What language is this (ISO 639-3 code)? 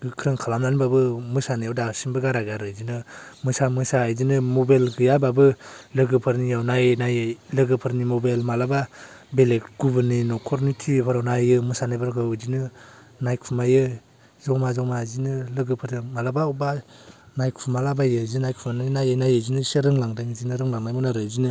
brx